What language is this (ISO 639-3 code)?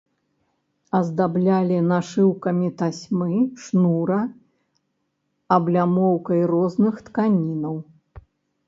bel